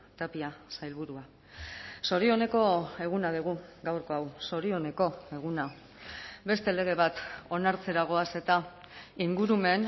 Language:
Basque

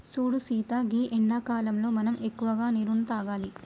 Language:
Telugu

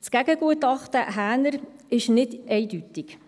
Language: Swiss German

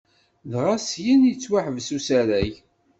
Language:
Kabyle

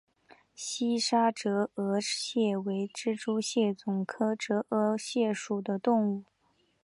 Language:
Chinese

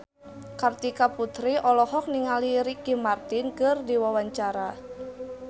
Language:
Sundanese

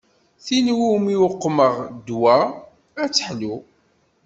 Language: Kabyle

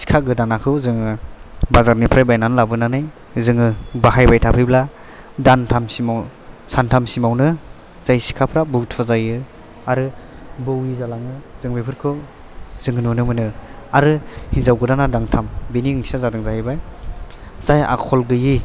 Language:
Bodo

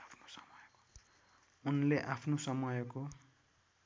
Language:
Nepali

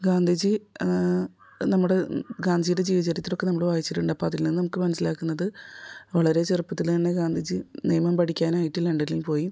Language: Malayalam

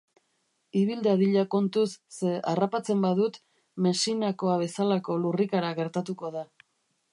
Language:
Basque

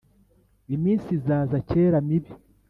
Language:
Kinyarwanda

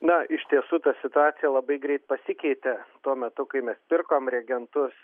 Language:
Lithuanian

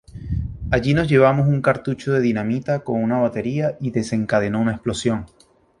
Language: Spanish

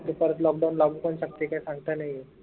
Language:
Marathi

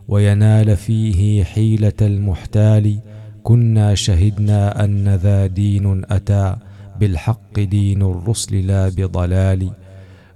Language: Arabic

